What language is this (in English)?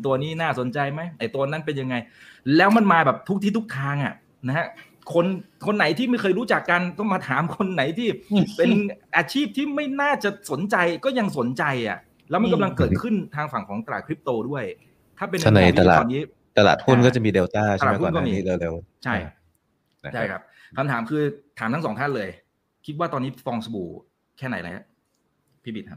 Thai